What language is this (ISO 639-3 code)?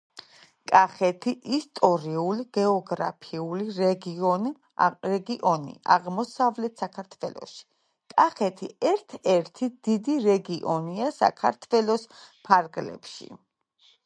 kat